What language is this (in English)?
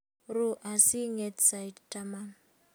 Kalenjin